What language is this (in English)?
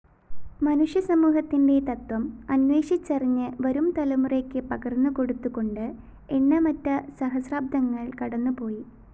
Malayalam